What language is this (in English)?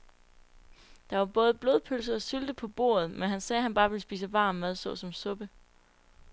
Danish